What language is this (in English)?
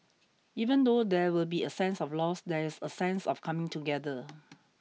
English